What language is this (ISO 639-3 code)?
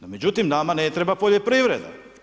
hrv